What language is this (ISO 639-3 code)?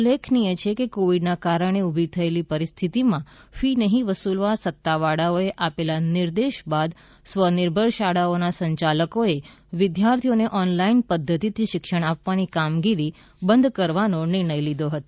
guj